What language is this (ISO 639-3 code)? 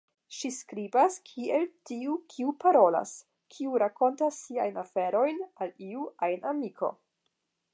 epo